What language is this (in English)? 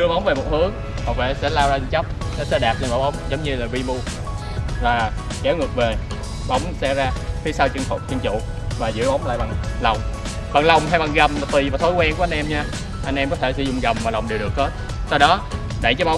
Vietnamese